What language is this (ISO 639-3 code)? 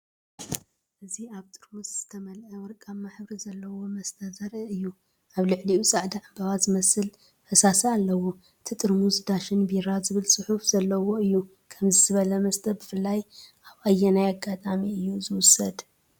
tir